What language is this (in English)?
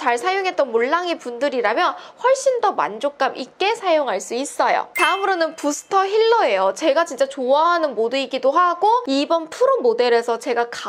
Korean